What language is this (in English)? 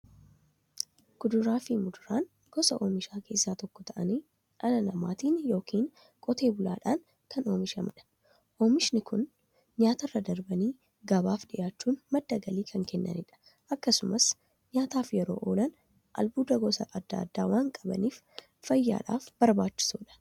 Oromo